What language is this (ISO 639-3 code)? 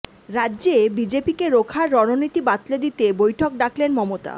ben